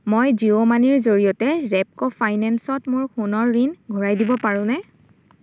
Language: Assamese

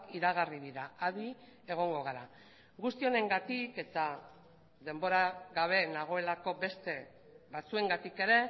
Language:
Basque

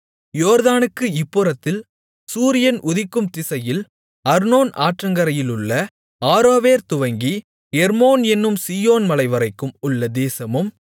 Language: Tamil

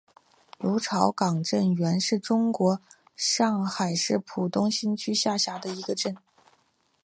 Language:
Chinese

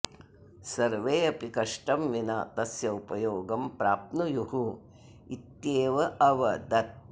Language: Sanskrit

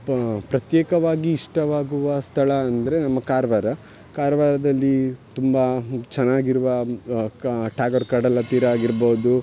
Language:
Kannada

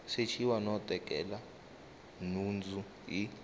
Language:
Tsonga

